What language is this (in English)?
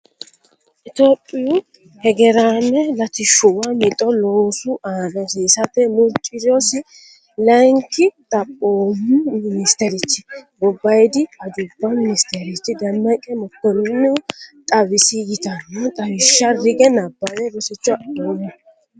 Sidamo